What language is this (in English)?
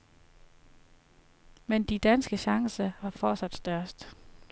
Danish